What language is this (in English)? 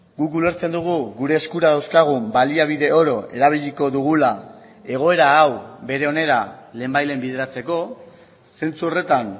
Basque